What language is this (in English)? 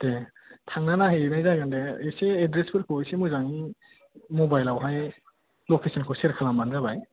Bodo